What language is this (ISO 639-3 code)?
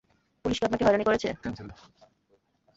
ben